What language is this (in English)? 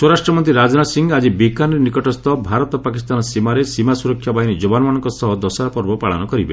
Odia